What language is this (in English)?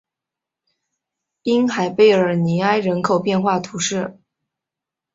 Chinese